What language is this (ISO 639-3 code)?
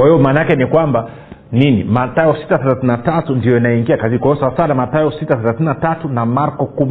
swa